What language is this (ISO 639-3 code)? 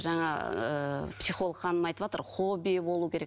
kaz